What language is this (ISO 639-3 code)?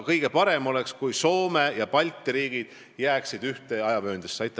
est